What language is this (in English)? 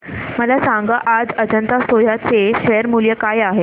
Marathi